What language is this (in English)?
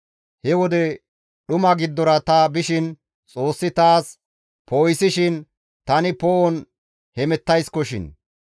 Gamo